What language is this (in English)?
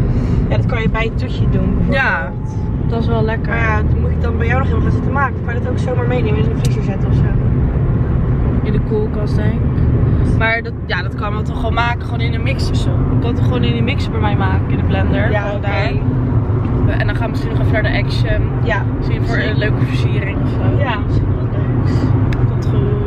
Dutch